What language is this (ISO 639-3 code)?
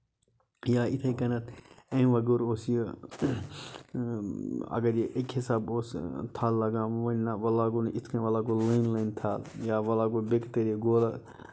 kas